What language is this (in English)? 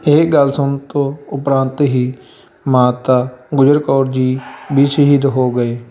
Punjabi